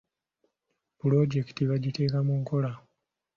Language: Ganda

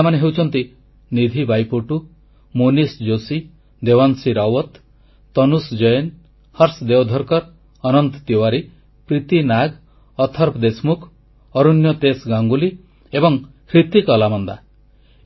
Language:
Odia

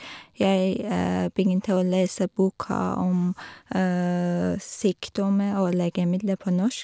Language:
Norwegian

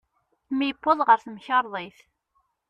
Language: Kabyle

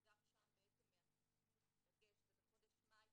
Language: Hebrew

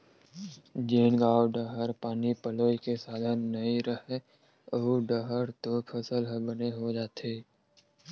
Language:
Chhattisgarhi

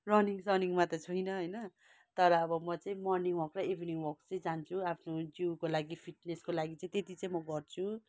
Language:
Nepali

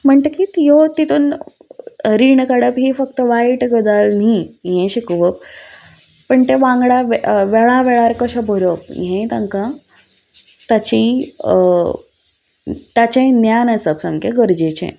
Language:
Konkani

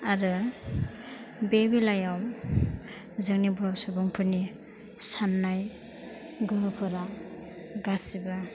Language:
Bodo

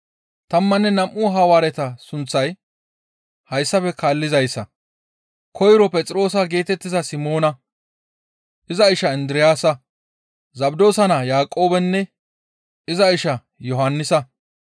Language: Gamo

